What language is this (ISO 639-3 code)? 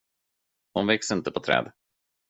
swe